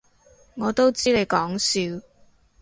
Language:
Cantonese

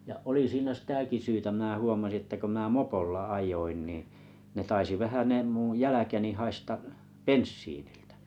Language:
Finnish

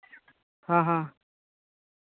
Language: Santali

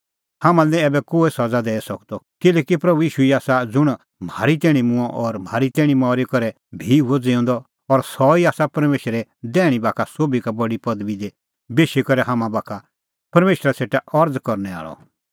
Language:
Kullu Pahari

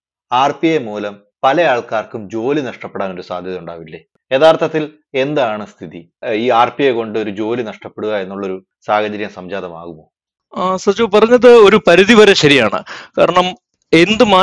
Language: Malayalam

